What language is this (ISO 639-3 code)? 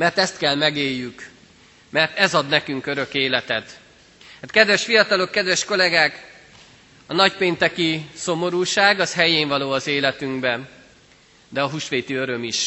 hun